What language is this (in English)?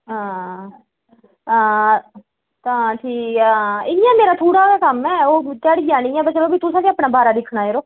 Dogri